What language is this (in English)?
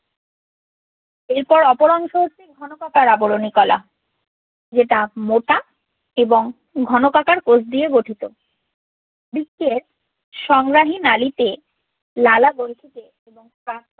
Bangla